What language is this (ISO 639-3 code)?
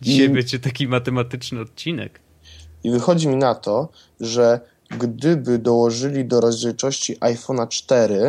pol